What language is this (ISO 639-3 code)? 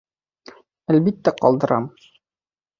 bak